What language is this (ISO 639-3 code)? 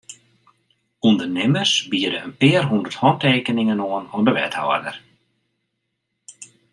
fry